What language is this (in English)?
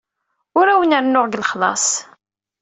Kabyle